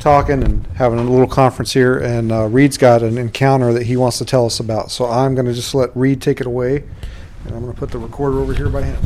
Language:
English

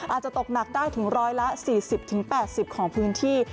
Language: Thai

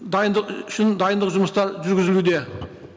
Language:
Kazakh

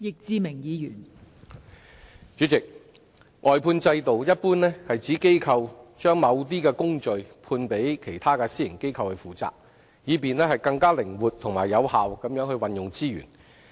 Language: Cantonese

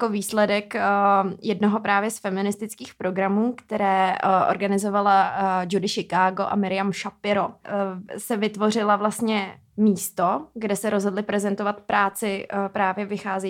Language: Czech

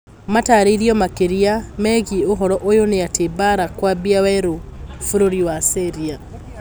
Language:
Kikuyu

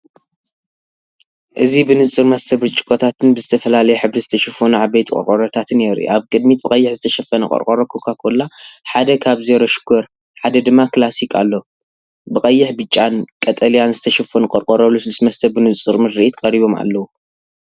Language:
Tigrinya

